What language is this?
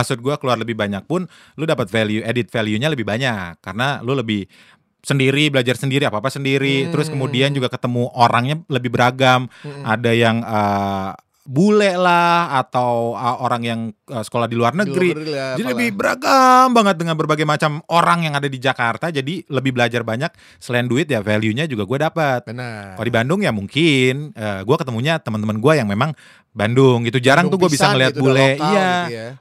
Indonesian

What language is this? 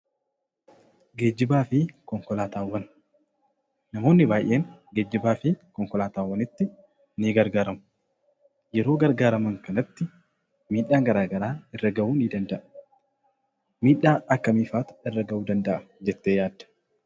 Oromo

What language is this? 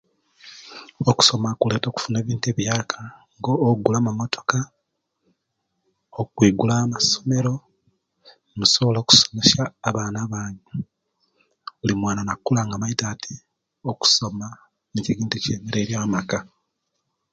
Kenyi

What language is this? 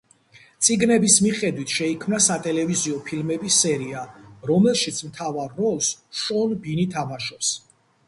Georgian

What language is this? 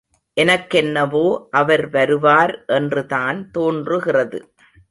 Tamil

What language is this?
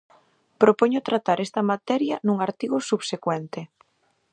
Galician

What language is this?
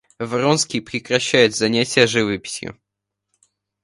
Russian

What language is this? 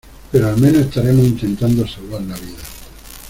Spanish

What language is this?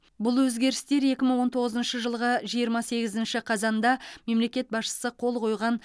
Kazakh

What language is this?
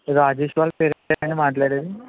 Telugu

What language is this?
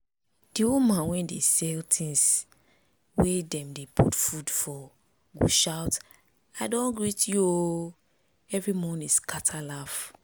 Nigerian Pidgin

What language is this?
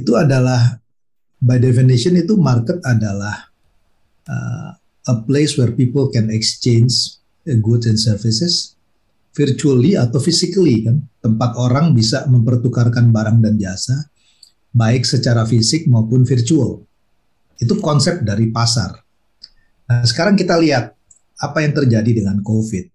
Indonesian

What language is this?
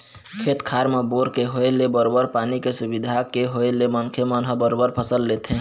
Chhattisgarhi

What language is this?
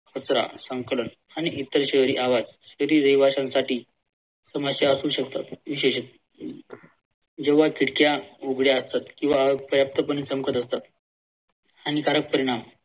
Marathi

